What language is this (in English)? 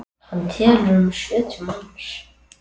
Icelandic